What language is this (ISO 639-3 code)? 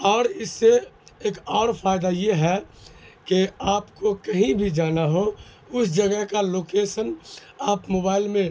urd